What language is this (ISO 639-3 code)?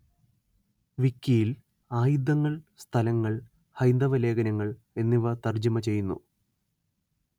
mal